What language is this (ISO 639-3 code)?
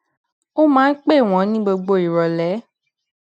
yor